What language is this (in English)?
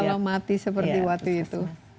Indonesian